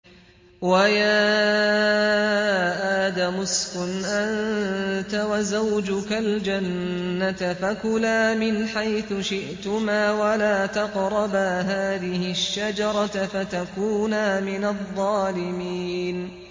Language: Arabic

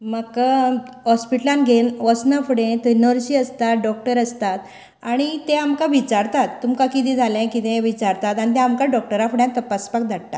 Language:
Konkani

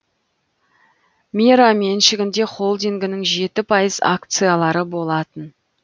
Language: Kazakh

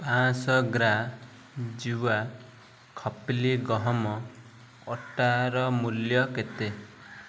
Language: Odia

